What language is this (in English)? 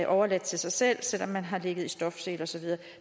Danish